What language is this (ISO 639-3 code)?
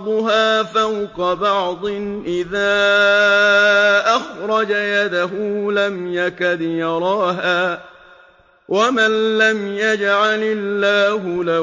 ara